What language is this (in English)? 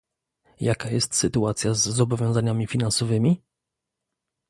Polish